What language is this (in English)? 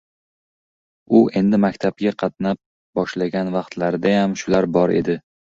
Uzbek